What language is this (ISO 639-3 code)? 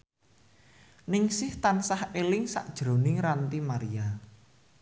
jav